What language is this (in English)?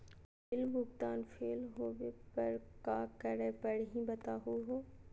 Magahi